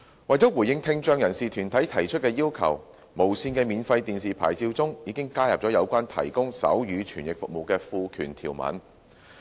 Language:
Cantonese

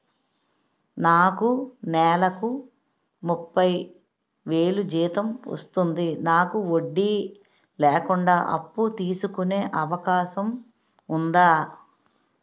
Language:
Telugu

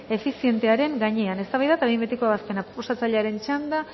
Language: Basque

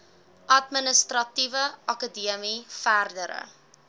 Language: Afrikaans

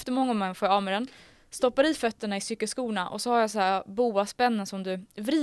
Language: Swedish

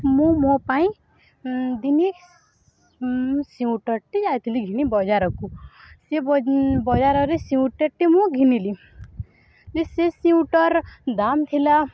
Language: Odia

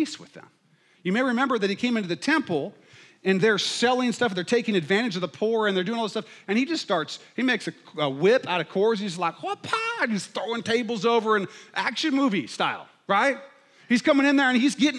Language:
English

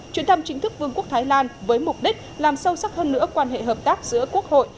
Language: Vietnamese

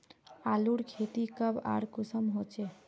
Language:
Magahi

